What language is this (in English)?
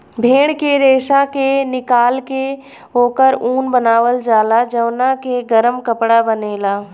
Bhojpuri